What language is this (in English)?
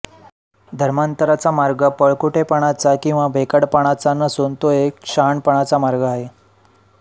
Marathi